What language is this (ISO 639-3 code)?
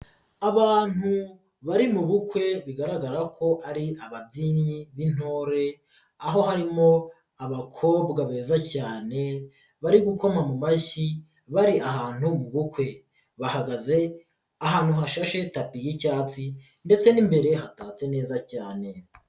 kin